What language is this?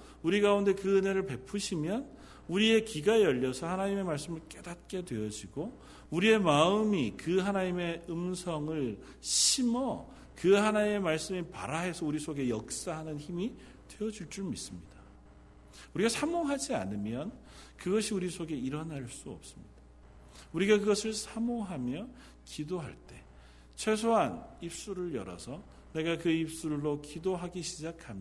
Korean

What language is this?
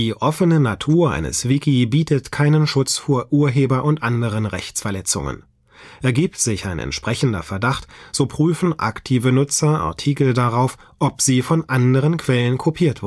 German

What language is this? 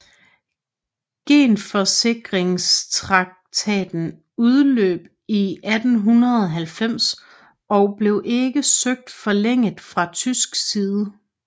Danish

